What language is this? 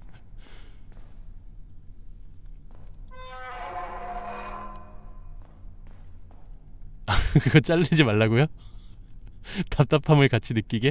Korean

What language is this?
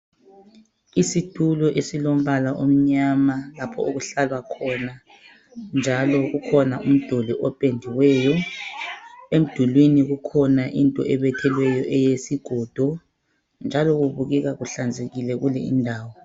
North Ndebele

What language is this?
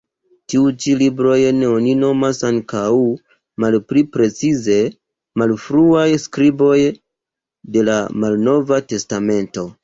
Esperanto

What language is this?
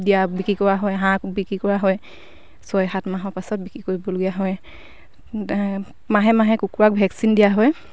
Assamese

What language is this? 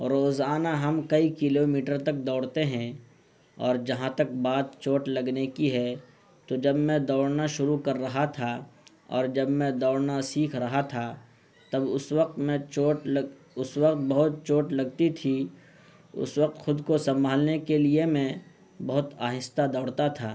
Urdu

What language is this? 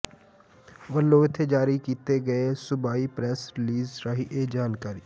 Punjabi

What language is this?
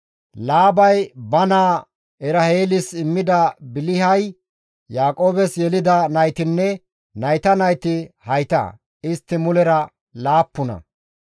Gamo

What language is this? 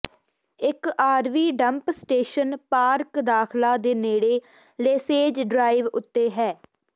Punjabi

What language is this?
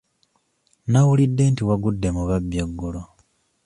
Ganda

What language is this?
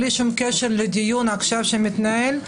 Hebrew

